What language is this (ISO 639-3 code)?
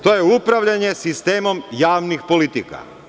srp